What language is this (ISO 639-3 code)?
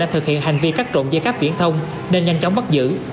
vie